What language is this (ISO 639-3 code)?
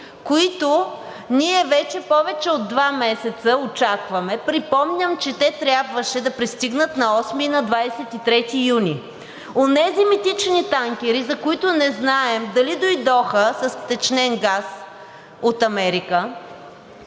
bul